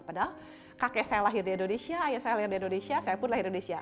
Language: Indonesian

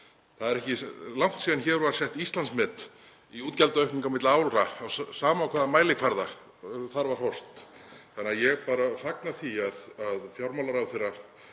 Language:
Icelandic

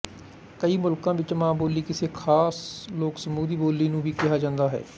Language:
Punjabi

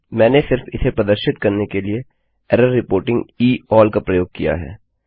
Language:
Hindi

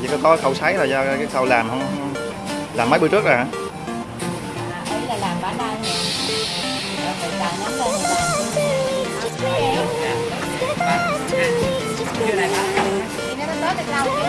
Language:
Vietnamese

